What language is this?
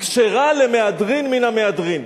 Hebrew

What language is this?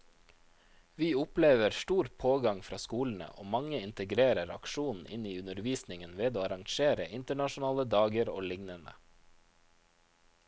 Norwegian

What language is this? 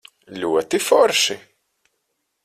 Latvian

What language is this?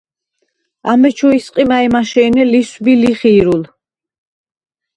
Svan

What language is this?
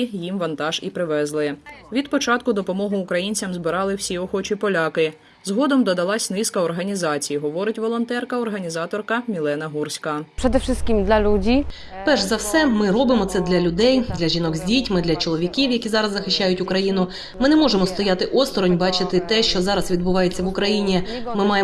Ukrainian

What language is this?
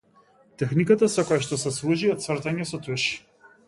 Macedonian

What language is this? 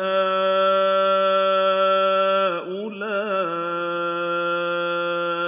Arabic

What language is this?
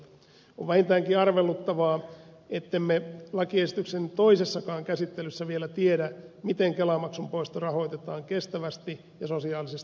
Finnish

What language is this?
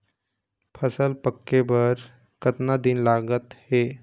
Chhattisgarhi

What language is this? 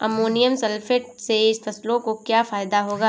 Hindi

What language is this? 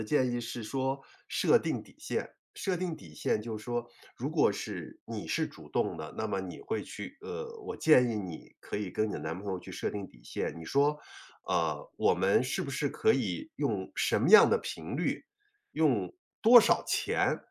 Chinese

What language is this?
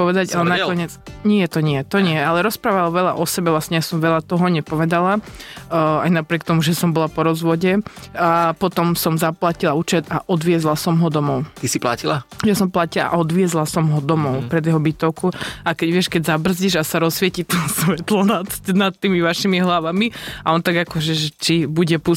Slovak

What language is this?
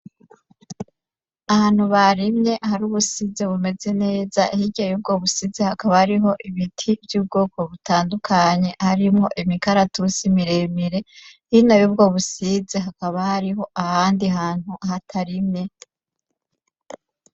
Rundi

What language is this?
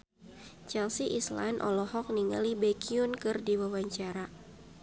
Sundanese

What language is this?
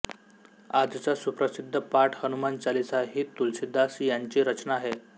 Marathi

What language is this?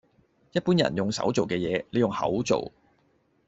Cantonese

